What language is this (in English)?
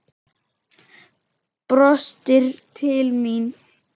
Icelandic